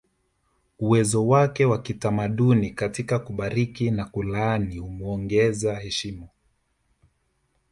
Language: Swahili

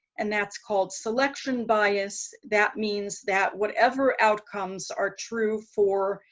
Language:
English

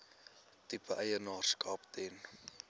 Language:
Afrikaans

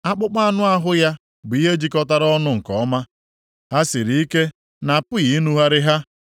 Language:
Igbo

